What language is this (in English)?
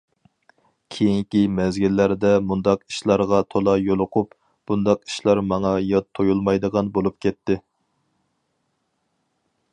Uyghur